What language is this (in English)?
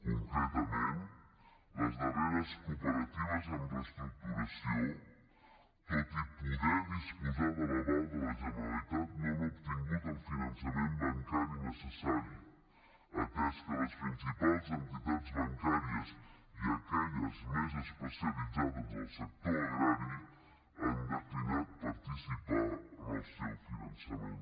Catalan